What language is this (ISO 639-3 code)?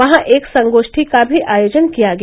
hin